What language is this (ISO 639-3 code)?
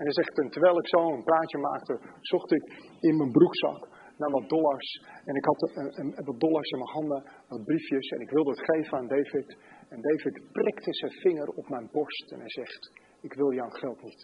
nld